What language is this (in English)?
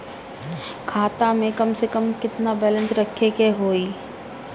Bhojpuri